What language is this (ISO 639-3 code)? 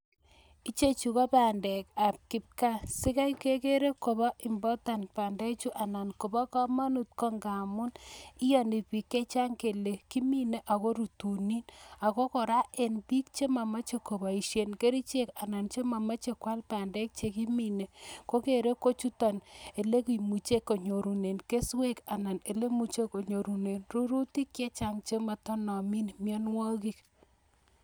kln